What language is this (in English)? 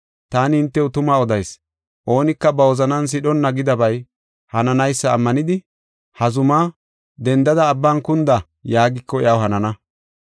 Gofa